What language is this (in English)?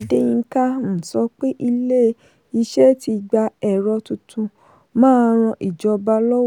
Yoruba